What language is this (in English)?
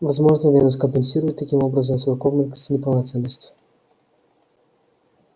Russian